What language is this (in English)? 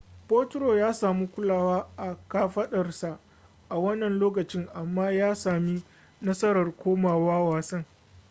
Hausa